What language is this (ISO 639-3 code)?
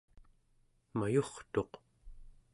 esu